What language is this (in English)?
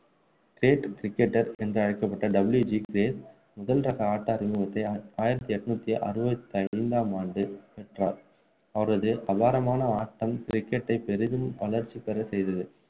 Tamil